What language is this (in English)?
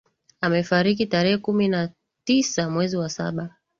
Swahili